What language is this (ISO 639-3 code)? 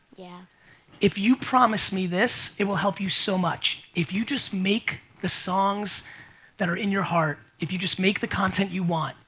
eng